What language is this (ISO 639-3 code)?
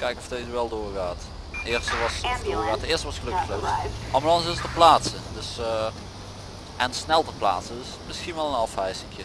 nld